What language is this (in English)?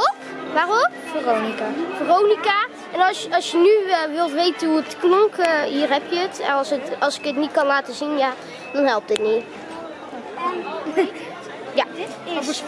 Dutch